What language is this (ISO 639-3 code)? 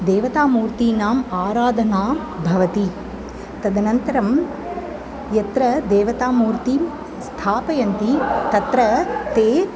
san